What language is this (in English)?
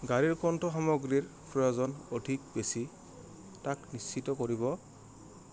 Assamese